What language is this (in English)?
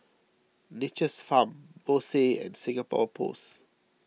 English